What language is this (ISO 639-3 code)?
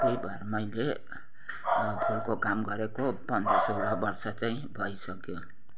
nep